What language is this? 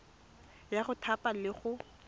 Tswana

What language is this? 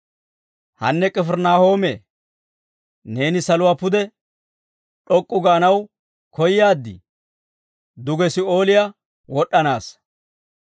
Dawro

